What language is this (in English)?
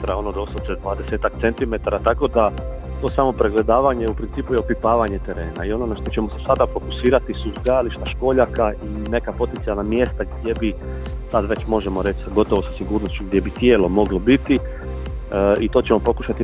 Croatian